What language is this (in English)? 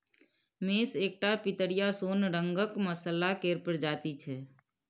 Maithili